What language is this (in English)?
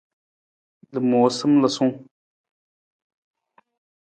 Nawdm